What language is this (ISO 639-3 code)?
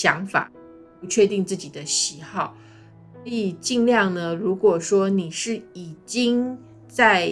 zho